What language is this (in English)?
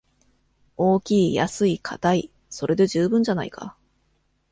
Japanese